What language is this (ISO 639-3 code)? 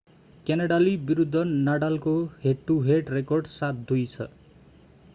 nep